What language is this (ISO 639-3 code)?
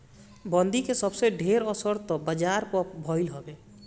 bho